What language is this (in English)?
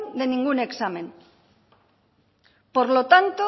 Spanish